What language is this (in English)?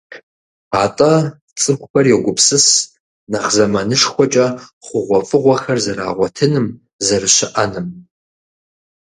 Kabardian